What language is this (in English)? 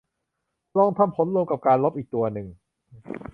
Thai